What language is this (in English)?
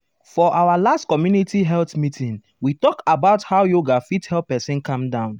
Nigerian Pidgin